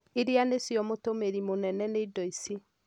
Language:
Kikuyu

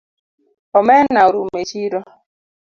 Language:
Luo (Kenya and Tanzania)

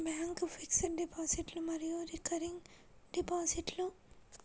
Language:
Telugu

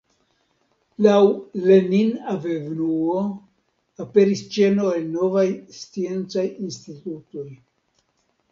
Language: Esperanto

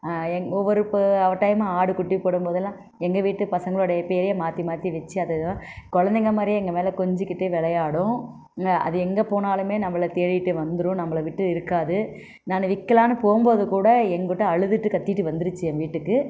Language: Tamil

